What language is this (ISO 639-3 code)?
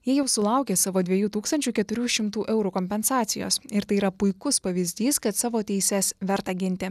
lit